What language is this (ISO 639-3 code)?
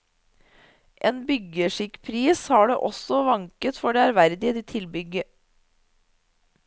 nor